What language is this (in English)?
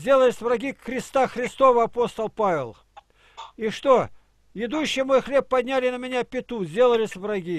Russian